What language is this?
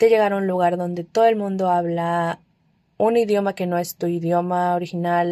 Spanish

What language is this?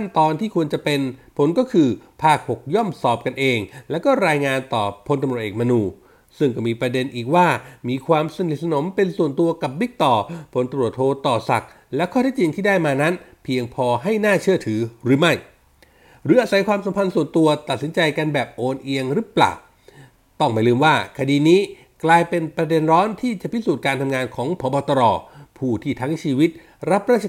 Thai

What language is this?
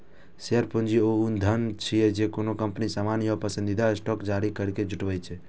Maithili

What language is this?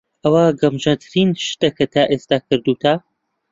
Central Kurdish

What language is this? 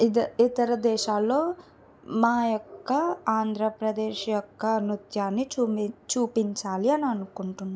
Telugu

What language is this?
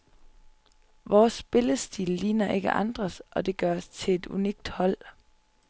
Danish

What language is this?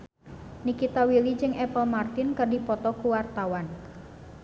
Sundanese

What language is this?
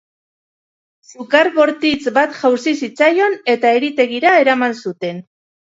Basque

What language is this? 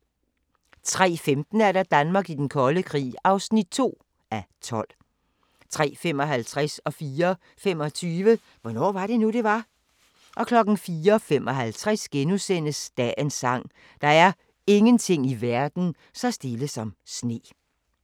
Danish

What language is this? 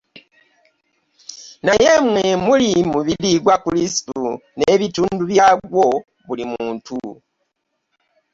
Ganda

